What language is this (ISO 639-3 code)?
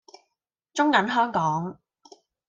yue